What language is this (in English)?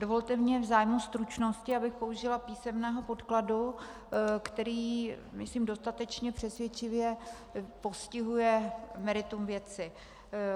Czech